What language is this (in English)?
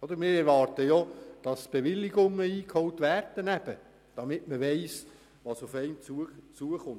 Swiss German